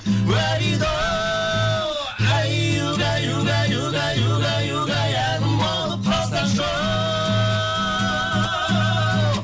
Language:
Kazakh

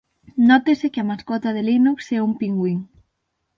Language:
Galician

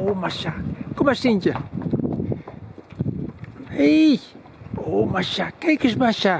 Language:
Dutch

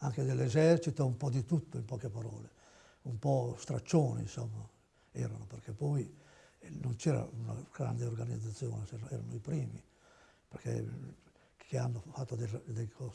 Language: Italian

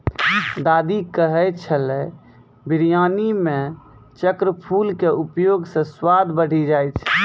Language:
Maithili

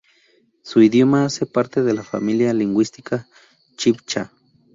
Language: Spanish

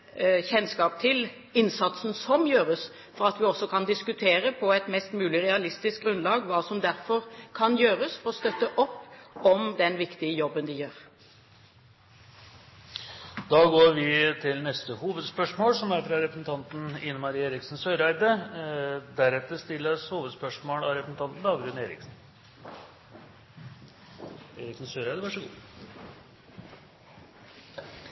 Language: Norwegian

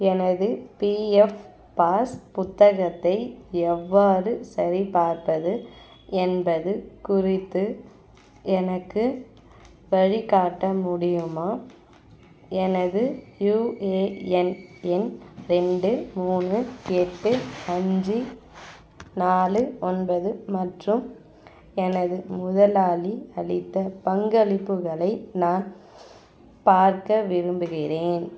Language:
Tamil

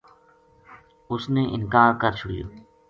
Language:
Gujari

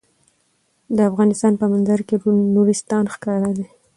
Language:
Pashto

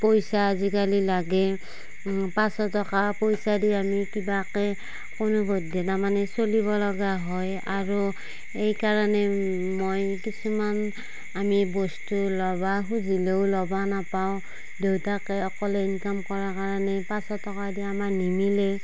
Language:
Assamese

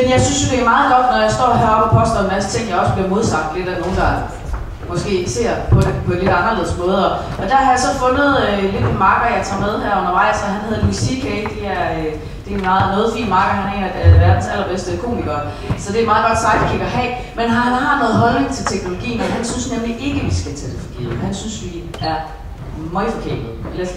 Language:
Danish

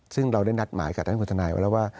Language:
Thai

